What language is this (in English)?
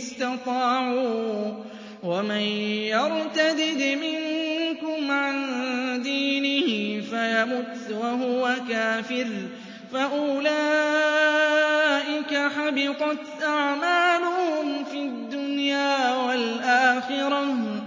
Arabic